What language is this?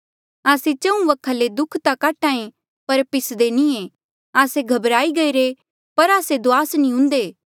Mandeali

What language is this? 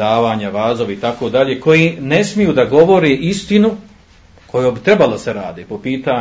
Croatian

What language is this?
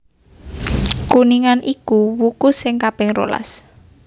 Javanese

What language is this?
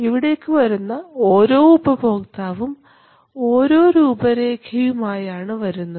Malayalam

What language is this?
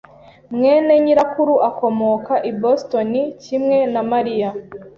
Kinyarwanda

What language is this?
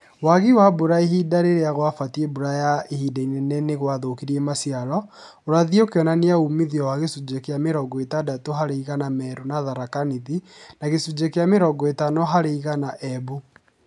Kikuyu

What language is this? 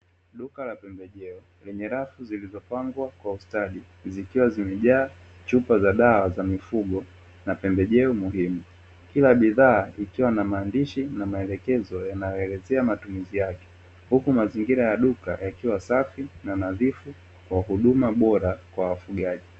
Swahili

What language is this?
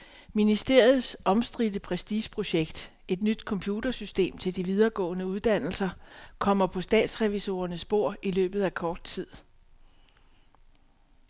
Danish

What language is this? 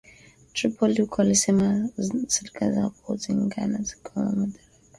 Swahili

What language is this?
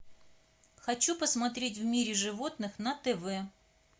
Russian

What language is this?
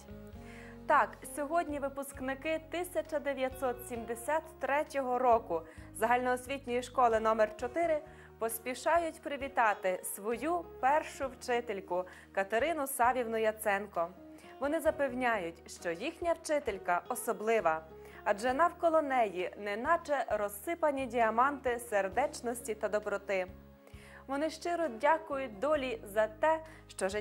Ukrainian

